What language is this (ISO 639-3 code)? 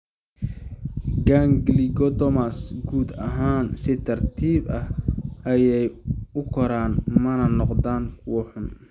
som